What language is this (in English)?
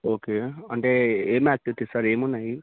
Telugu